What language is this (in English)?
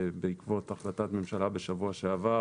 Hebrew